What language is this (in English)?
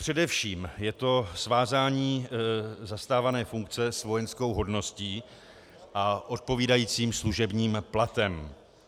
Czech